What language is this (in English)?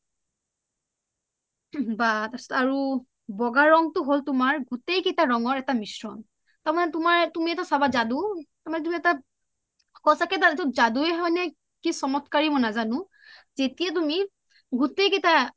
Assamese